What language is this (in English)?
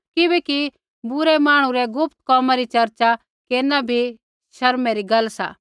Kullu Pahari